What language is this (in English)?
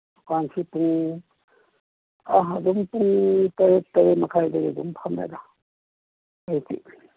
Manipuri